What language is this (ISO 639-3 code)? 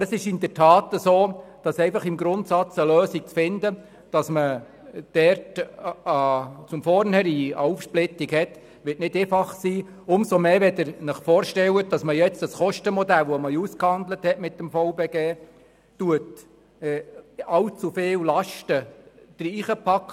gsw